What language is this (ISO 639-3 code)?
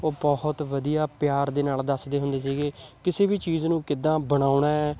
pan